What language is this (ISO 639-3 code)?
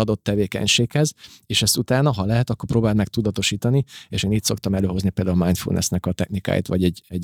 hun